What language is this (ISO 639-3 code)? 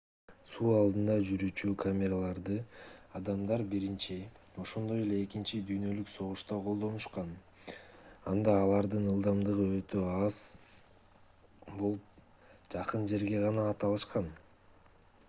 kir